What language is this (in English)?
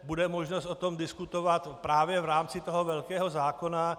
Czech